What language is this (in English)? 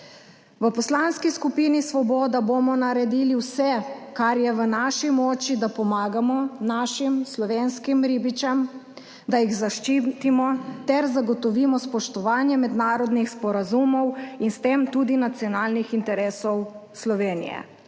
Slovenian